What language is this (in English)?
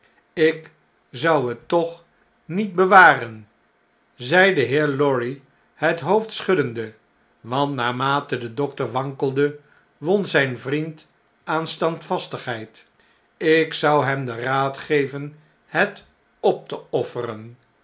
Dutch